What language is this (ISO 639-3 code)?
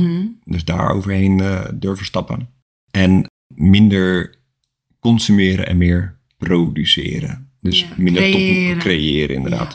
nld